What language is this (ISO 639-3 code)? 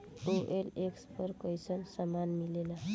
bho